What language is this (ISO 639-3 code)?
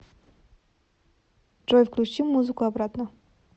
rus